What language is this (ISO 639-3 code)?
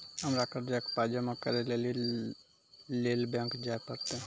mai